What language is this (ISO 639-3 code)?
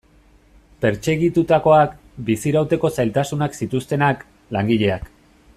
eus